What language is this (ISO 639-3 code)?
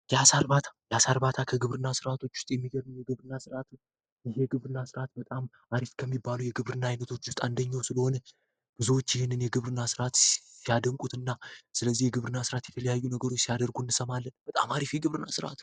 amh